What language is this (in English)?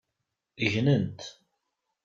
Kabyle